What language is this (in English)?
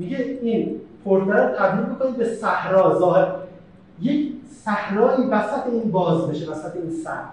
Persian